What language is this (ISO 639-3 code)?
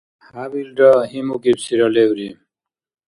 dar